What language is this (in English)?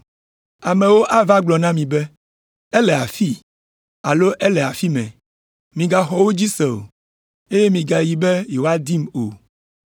Ewe